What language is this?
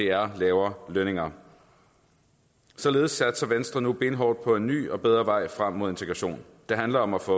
Danish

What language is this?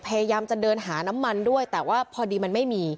Thai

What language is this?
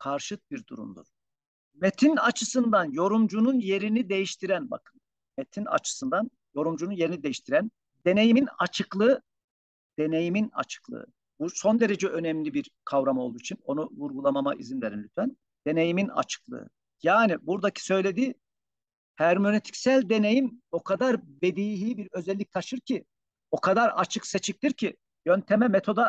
Turkish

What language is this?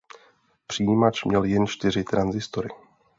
Czech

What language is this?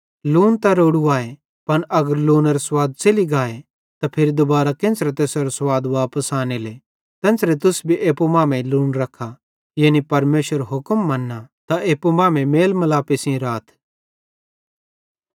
Bhadrawahi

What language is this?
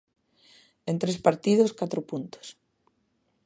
Galician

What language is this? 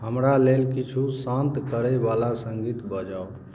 Maithili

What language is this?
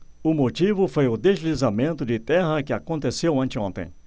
Portuguese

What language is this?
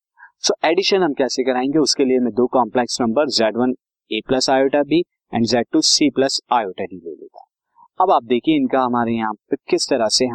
Hindi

